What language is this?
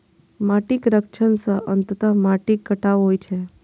Maithili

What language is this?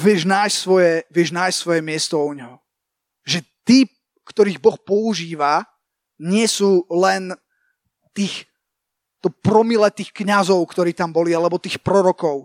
Slovak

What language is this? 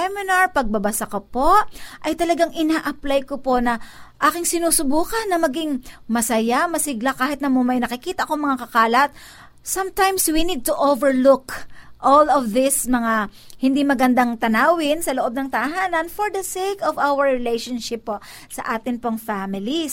Filipino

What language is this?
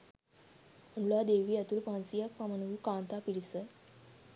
Sinhala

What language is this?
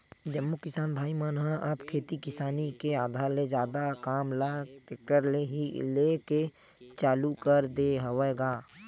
Chhattisgarhi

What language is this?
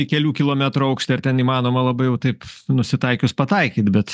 Lithuanian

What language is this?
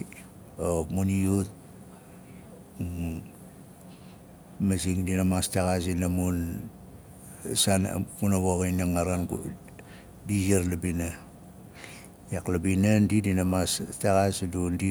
Nalik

